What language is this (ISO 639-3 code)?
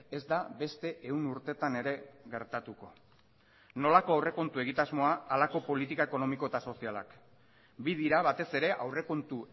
eus